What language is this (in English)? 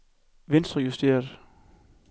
Danish